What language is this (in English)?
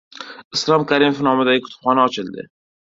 Uzbek